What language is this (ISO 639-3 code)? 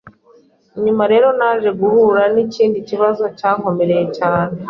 kin